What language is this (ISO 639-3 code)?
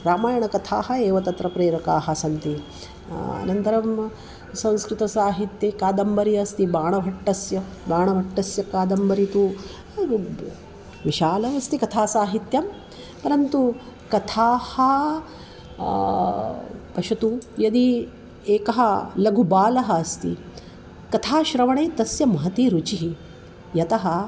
san